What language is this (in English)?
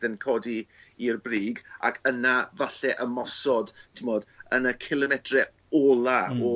Welsh